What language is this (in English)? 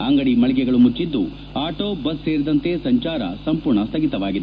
Kannada